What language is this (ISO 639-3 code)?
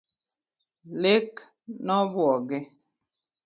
luo